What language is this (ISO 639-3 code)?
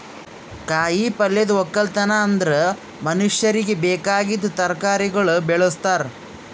kan